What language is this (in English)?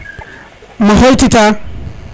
Serer